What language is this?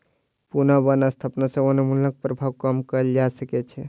Maithili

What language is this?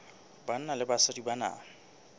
Southern Sotho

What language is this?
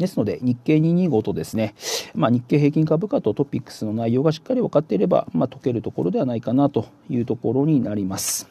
Japanese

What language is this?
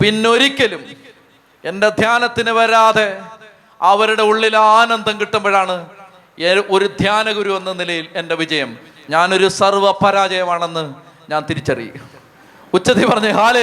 Malayalam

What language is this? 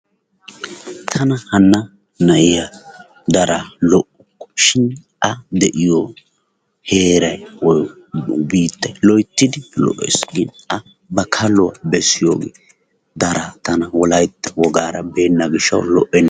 Wolaytta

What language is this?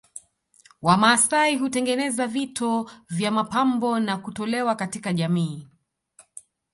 Swahili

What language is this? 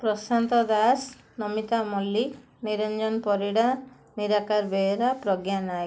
Odia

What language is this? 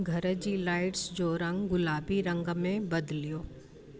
Sindhi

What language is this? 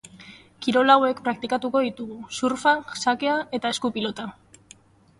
Basque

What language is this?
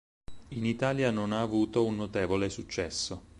Italian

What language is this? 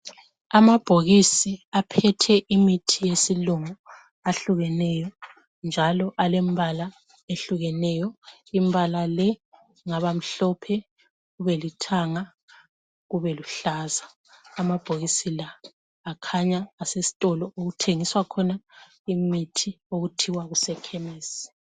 North Ndebele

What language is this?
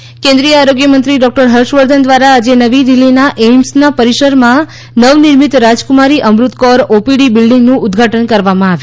Gujarati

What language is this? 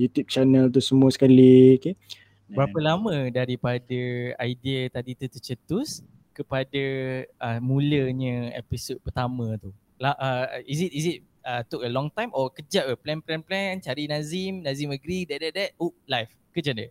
Malay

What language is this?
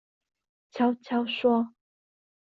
Chinese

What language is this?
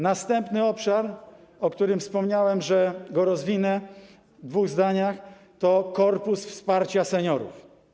Polish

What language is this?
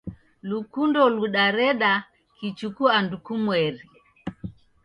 Taita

